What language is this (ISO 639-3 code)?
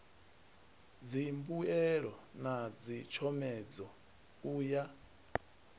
ven